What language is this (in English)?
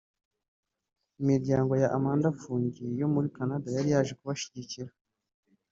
Kinyarwanda